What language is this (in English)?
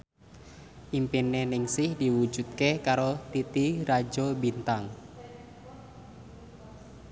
Javanese